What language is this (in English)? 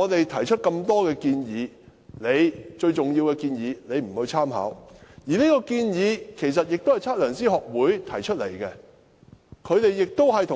Cantonese